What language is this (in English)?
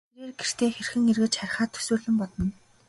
Mongolian